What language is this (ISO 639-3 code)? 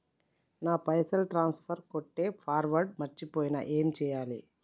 tel